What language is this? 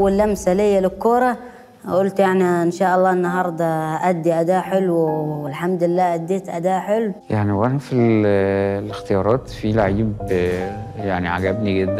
Arabic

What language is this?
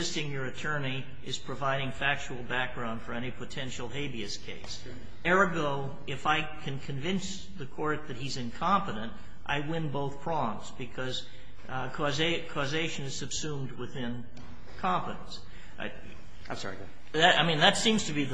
English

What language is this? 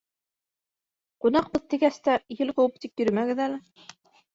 Bashkir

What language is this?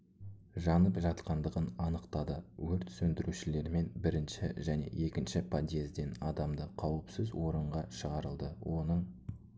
Kazakh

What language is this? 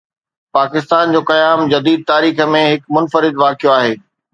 Sindhi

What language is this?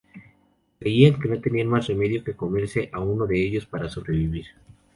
Spanish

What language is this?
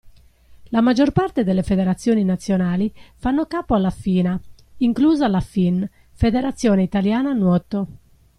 Italian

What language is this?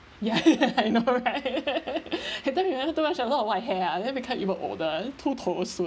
English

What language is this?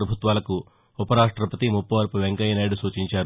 Telugu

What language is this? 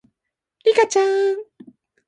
Japanese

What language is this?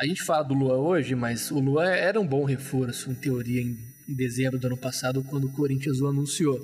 Portuguese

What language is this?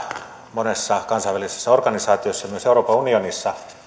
Finnish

